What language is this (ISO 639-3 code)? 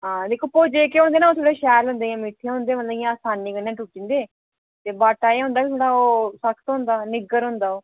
doi